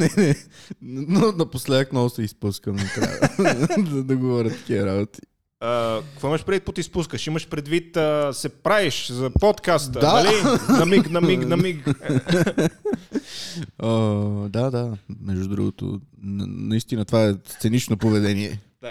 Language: Bulgarian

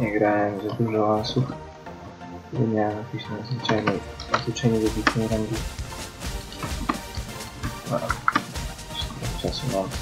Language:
Polish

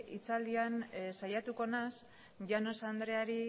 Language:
Basque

